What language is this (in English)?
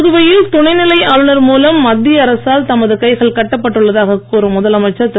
Tamil